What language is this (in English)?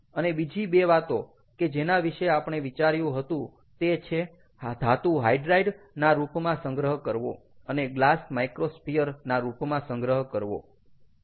Gujarati